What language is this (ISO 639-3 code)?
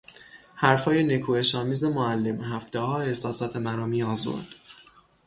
fas